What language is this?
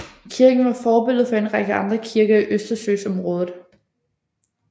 Danish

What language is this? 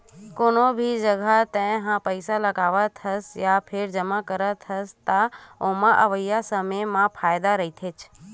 Chhattisgarhi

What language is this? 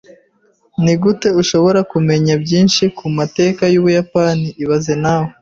Kinyarwanda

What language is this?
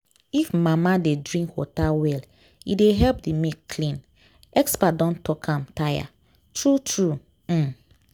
Nigerian Pidgin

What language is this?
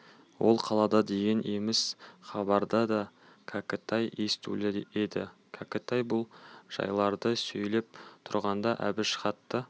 Kazakh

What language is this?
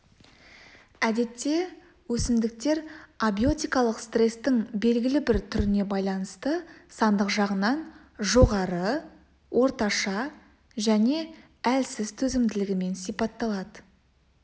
Kazakh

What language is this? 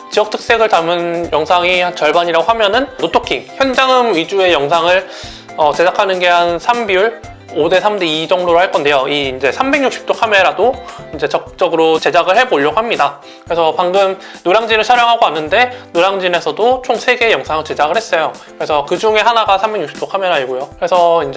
Korean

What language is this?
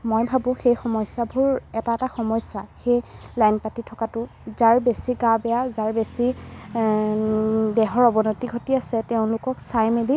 Assamese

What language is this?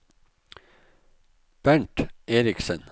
Norwegian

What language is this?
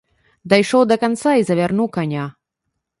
Belarusian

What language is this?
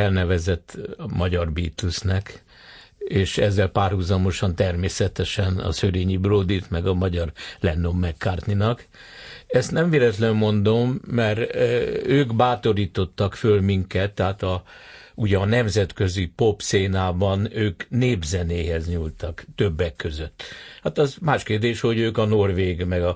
Hungarian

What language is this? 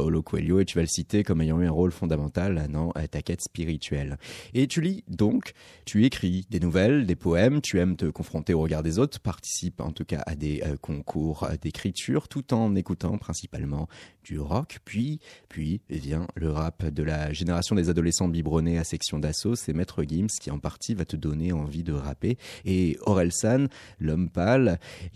French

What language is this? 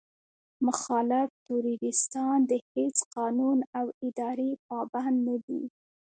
Pashto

